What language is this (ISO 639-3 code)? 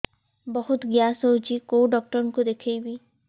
ori